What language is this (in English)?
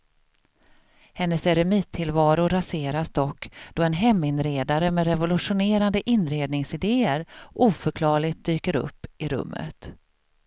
Swedish